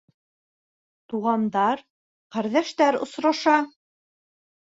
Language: Bashkir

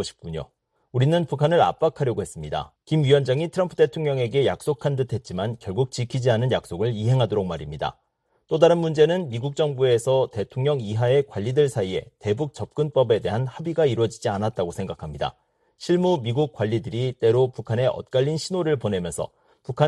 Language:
Korean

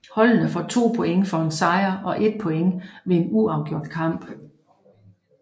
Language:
Danish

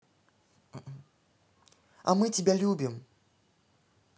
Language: Russian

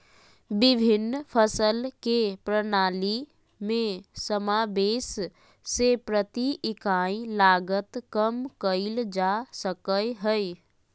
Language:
Magahi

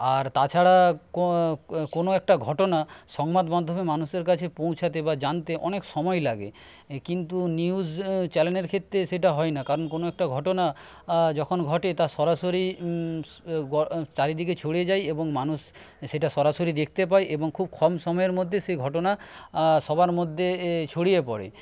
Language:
Bangla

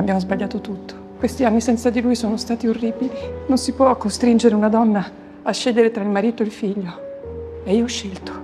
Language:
Italian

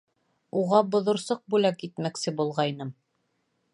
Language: Bashkir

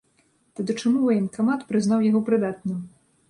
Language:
Belarusian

